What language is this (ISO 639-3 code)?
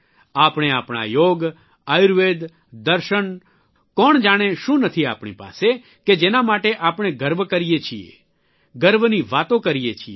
guj